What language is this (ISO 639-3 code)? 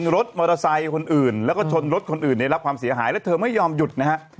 tha